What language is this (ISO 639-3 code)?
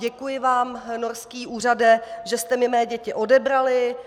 ces